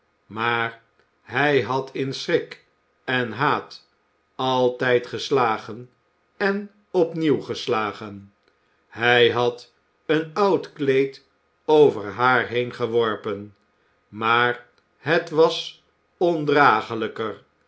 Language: Dutch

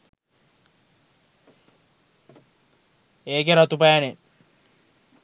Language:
Sinhala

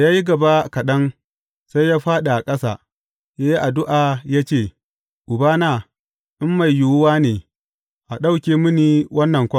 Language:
Hausa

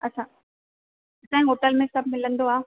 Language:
Sindhi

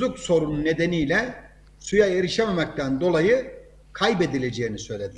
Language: Turkish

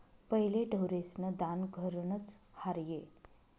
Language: Marathi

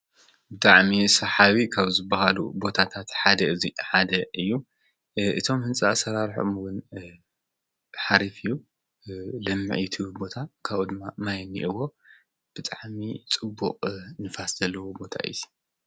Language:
Tigrinya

